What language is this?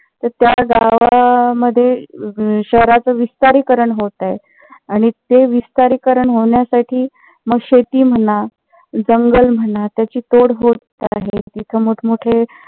Marathi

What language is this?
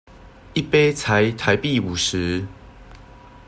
Chinese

